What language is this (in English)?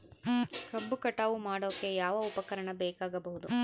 Kannada